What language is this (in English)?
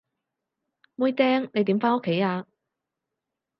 Cantonese